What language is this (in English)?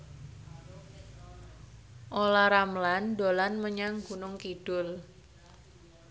Javanese